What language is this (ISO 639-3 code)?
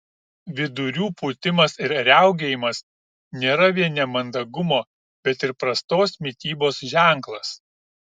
lit